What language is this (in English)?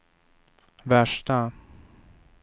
Swedish